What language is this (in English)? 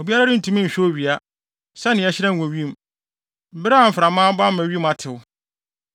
Akan